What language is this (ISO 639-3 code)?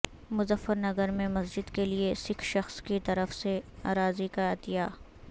urd